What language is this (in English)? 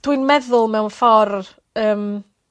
Welsh